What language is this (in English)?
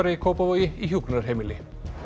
Icelandic